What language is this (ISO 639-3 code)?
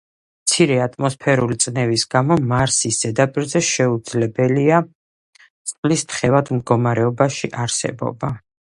kat